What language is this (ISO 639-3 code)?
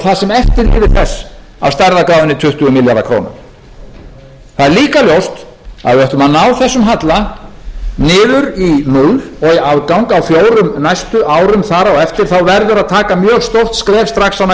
isl